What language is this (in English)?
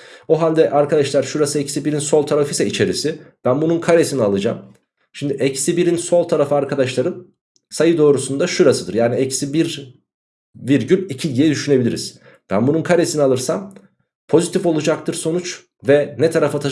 Turkish